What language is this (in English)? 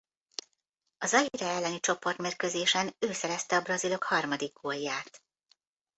Hungarian